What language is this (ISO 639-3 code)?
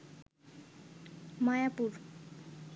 ben